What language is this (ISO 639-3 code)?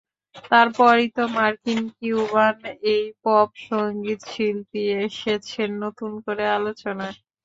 ben